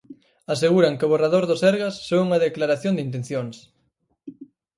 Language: Galician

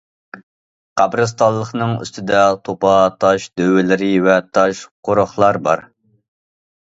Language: Uyghur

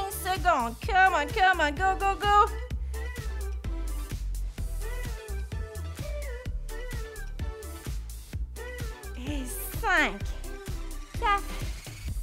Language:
French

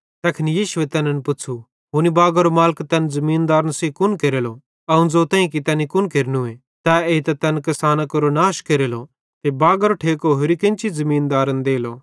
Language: Bhadrawahi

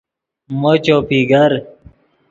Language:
Yidgha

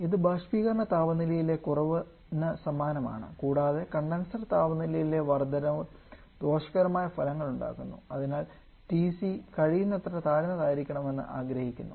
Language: Malayalam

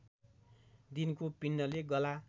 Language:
Nepali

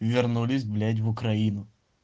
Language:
Russian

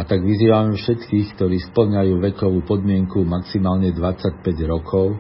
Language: Slovak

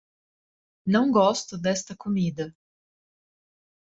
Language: Portuguese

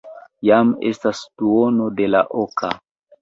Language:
Esperanto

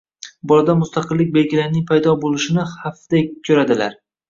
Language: Uzbek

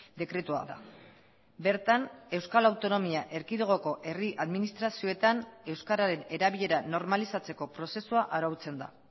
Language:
Basque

